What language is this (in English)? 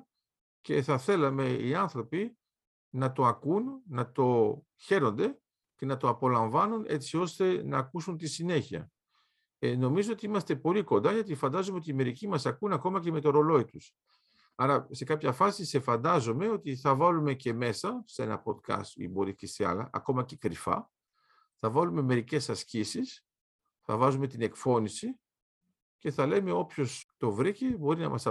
Greek